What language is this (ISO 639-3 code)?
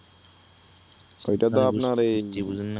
ben